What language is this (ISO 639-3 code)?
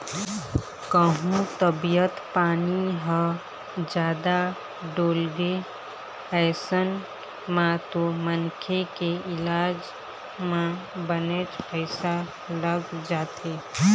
hne